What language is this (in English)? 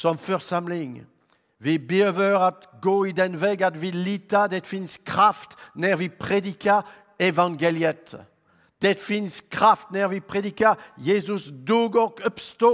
Swedish